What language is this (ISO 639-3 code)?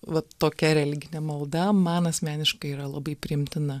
lit